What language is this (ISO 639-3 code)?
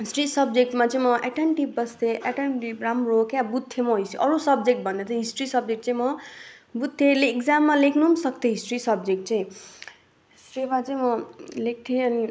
nep